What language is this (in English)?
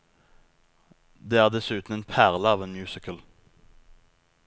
Norwegian